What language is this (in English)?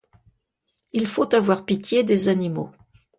French